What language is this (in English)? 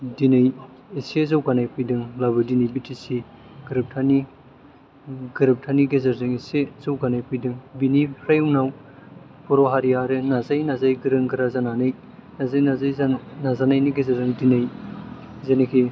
Bodo